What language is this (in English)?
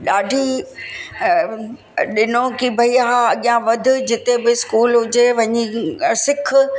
Sindhi